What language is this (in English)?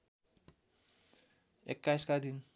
Nepali